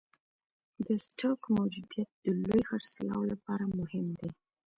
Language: Pashto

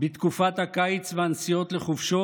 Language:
Hebrew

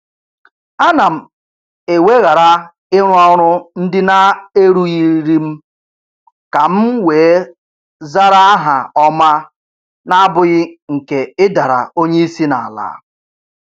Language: Igbo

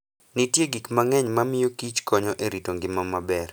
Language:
Luo (Kenya and Tanzania)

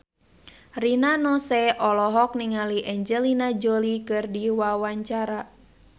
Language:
Sundanese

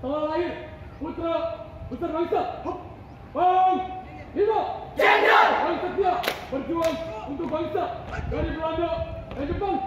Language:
Indonesian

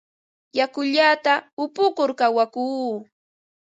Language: Ambo-Pasco Quechua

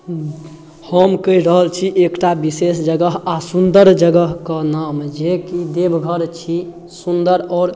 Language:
Maithili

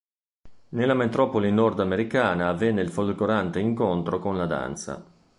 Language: Italian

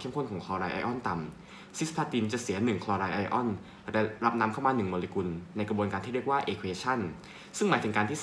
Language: Thai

